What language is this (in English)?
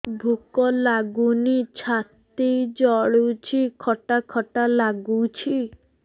Odia